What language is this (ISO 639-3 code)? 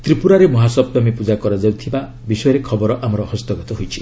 ori